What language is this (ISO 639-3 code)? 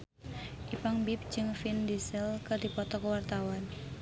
sun